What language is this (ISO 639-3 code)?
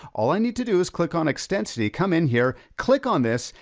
eng